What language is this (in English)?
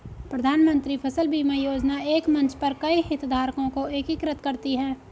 Hindi